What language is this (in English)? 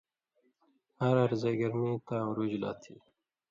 Indus Kohistani